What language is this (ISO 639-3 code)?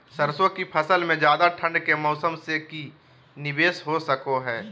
mag